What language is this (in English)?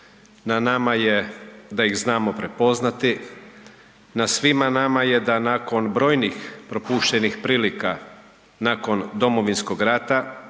Croatian